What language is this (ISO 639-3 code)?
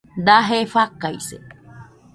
hux